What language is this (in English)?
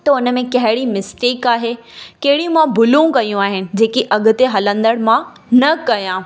Sindhi